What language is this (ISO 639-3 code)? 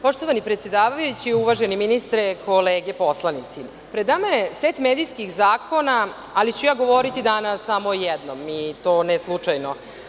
srp